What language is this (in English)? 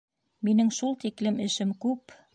Bashkir